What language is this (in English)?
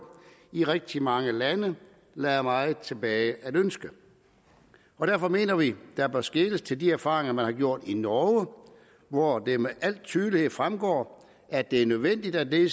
Danish